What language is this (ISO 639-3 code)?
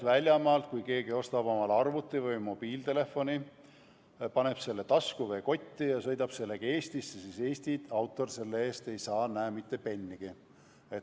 est